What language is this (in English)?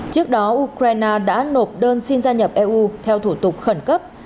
Vietnamese